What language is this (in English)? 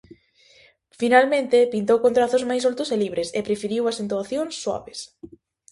Galician